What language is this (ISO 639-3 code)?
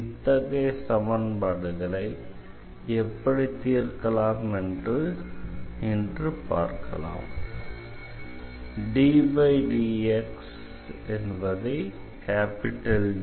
tam